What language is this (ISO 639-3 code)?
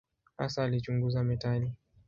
swa